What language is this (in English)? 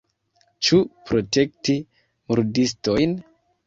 Esperanto